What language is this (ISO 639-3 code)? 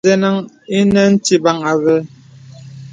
beb